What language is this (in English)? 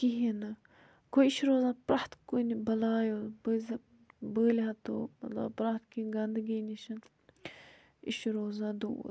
Kashmiri